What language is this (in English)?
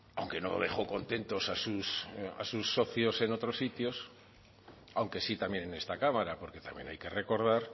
Spanish